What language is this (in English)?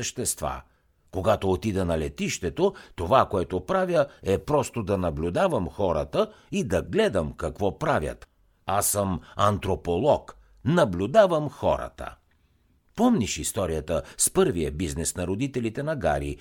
Bulgarian